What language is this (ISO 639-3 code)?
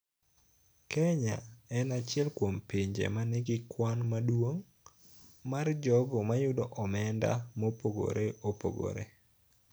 luo